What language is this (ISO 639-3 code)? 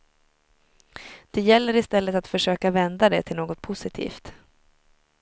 swe